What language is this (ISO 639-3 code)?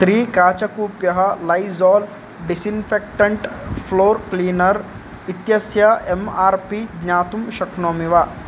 san